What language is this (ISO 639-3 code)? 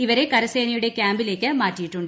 mal